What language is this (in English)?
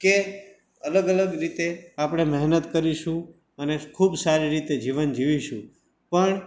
Gujarati